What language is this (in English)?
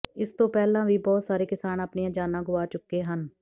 Punjabi